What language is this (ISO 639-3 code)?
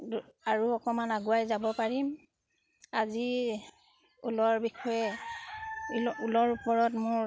asm